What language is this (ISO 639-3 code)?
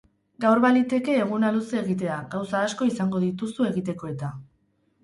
eus